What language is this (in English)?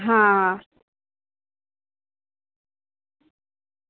Gujarati